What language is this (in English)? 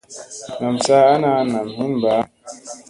Musey